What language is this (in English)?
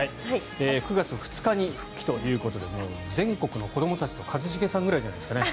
Japanese